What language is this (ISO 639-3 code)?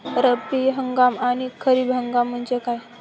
mar